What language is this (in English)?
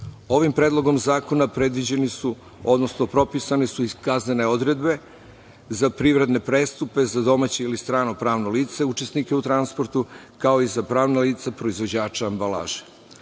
Serbian